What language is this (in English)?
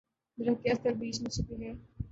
Urdu